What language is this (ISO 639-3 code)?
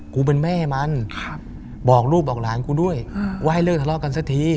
tha